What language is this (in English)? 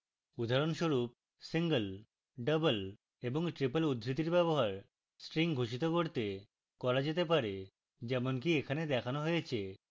Bangla